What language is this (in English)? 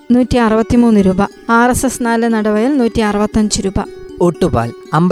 Malayalam